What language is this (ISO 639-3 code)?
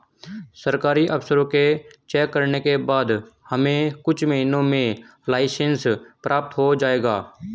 hin